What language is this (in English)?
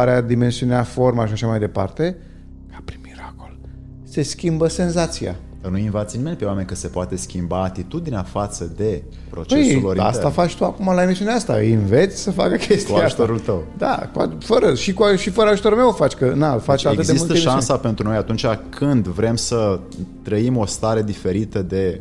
Romanian